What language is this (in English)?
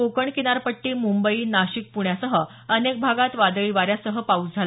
Marathi